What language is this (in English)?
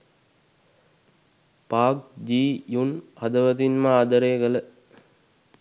Sinhala